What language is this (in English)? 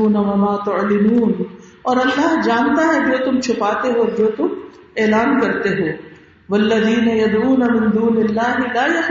Urdu